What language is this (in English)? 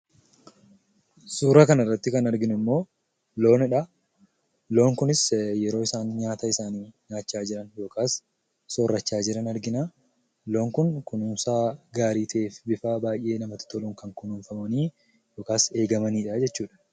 Oromo